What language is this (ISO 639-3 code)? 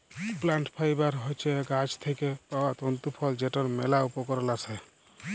ben